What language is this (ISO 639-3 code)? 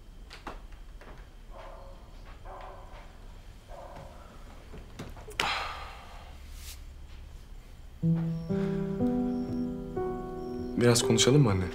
tur